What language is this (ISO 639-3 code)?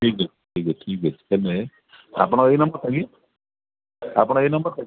ori